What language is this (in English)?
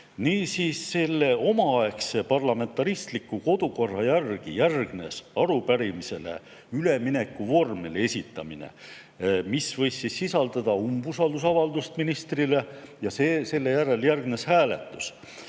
Estonian